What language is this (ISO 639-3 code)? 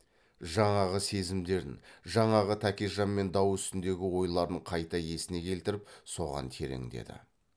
kaz